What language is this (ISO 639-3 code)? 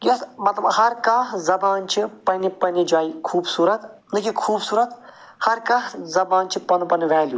kas